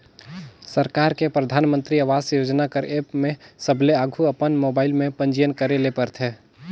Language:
Chhattisgarhi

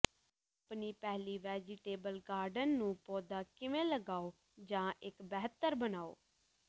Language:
Punjabi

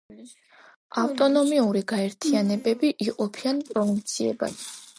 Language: Georgian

